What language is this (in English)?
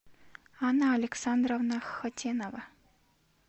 Russian